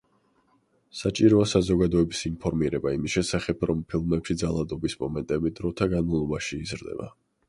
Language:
Georgian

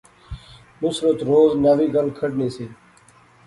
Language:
Pahari-Potwari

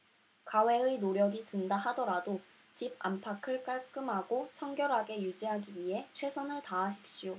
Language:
Korean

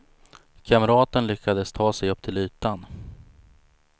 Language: Swedish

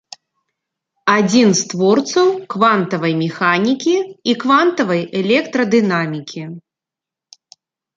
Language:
Belarusian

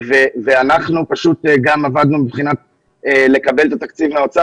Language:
Hebrew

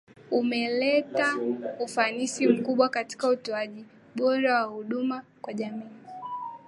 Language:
Swahili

